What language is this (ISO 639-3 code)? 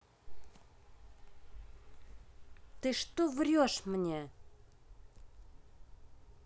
rus